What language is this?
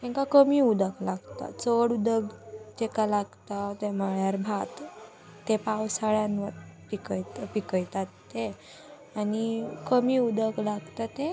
Konkani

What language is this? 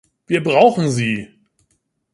German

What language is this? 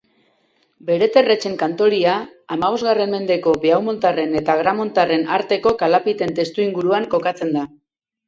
Basque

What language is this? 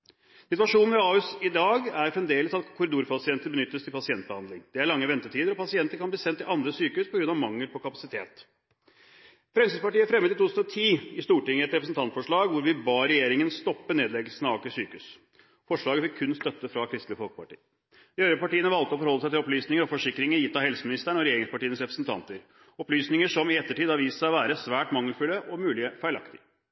Norwegian Bokmål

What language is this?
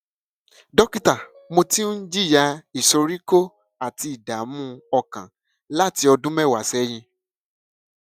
Yoruba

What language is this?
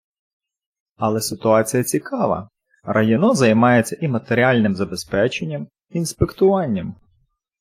Ukrainian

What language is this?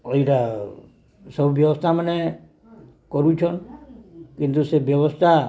Odia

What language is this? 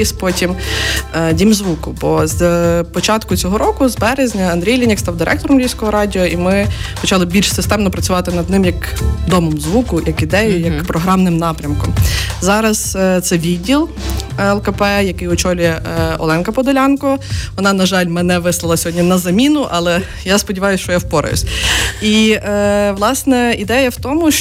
Ukrainian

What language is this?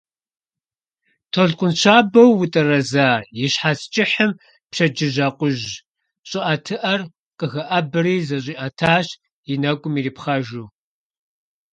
Kabardian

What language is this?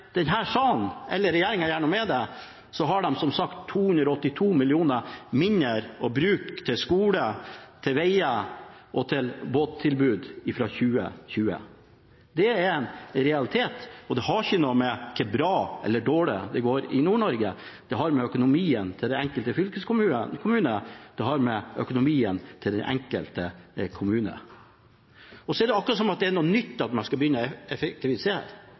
Norwegian Bokmål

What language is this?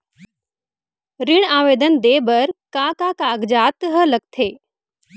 Chhattisgarhi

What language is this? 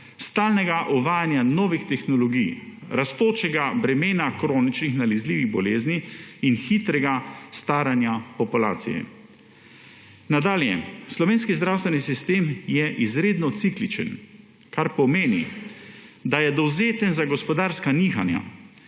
Slovenian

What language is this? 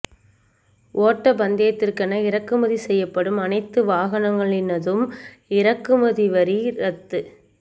Tamil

